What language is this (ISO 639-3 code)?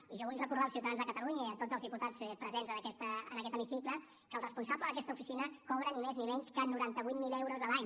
cat